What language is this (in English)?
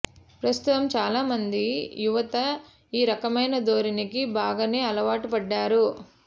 Telugu